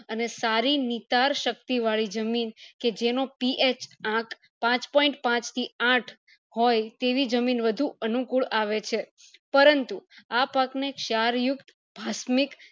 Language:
Gujarati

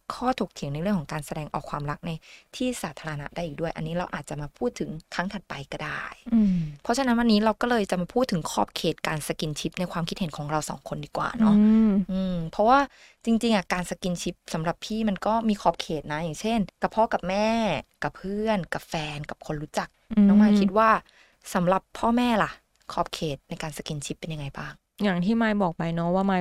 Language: Thai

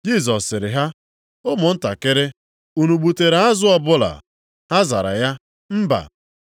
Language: Igbo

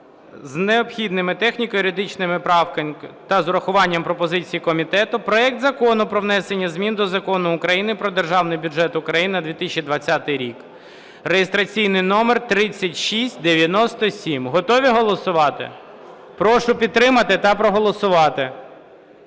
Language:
Ukrainian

